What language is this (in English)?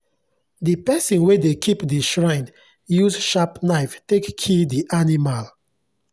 Nigerian Pidgin